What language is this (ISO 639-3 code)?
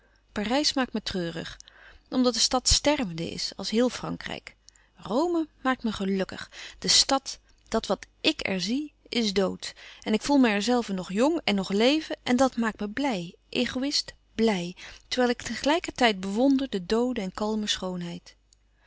nld